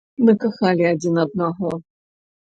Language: Belarusian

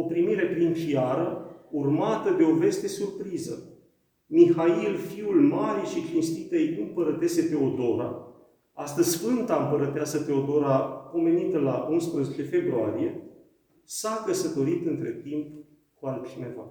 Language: Romanian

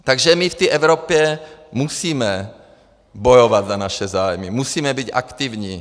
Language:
Czech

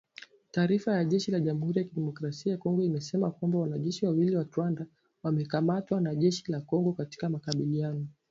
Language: Swahili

